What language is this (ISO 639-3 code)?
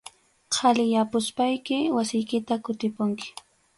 qxu